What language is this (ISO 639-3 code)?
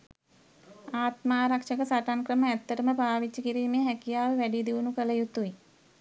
sin